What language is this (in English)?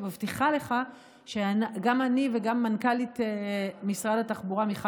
Hebrew